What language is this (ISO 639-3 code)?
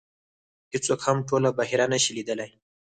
pus